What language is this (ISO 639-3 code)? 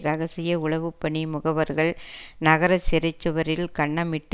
tam